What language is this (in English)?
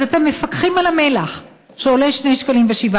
Hebrew